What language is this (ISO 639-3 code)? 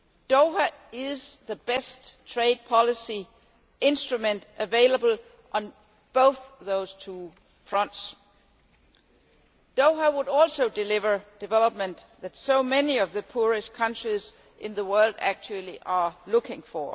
eng